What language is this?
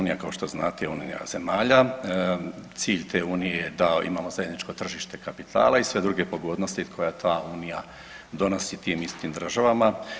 Croatian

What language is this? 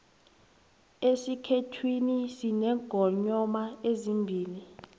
South Ndebele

